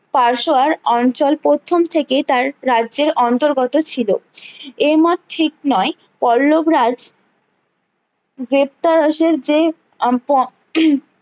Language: Bangla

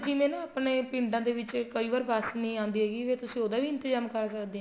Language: Punjabi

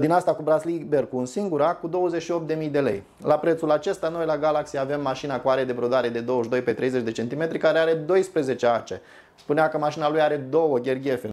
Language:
Romanian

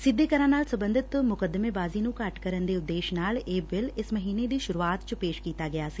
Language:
Punjabi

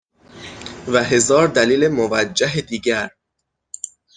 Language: Persian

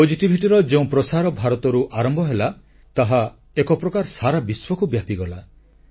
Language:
Odia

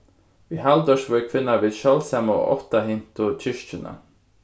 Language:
Faroese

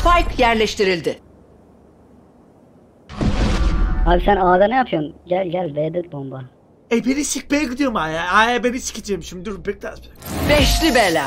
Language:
Turkish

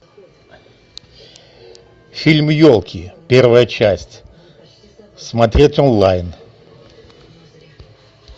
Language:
Russian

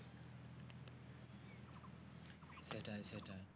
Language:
Bangla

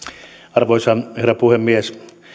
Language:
Finnish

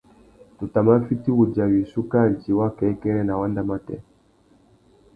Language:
Tuki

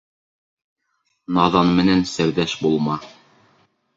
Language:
Bashkir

